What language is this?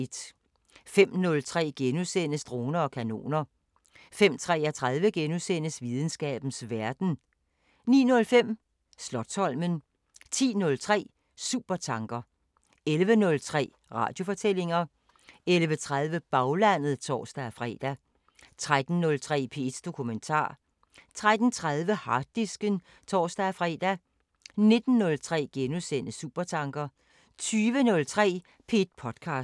Danish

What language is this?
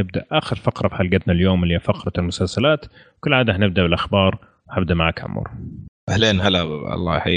Arabic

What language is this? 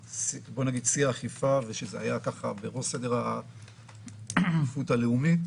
Hebrew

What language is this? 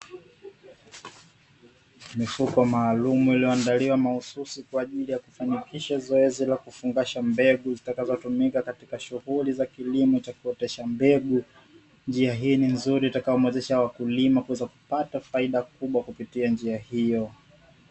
Swahili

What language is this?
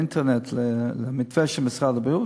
Hebrew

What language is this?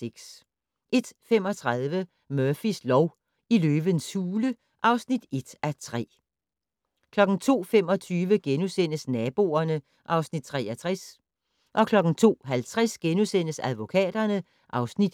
Danish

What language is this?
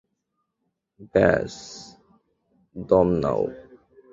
Bangla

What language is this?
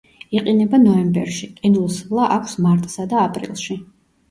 Georgian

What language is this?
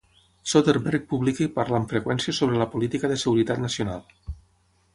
Catalan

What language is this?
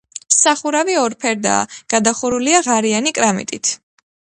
Georgian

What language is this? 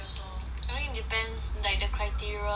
English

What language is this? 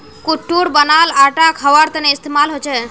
Magahi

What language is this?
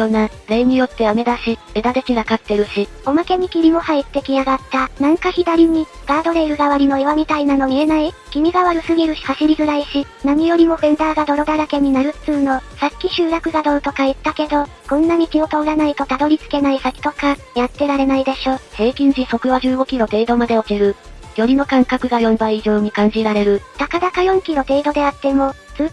Japanese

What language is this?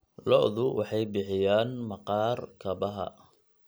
Somali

